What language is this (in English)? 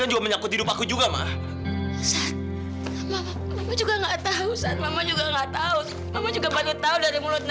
Indonesian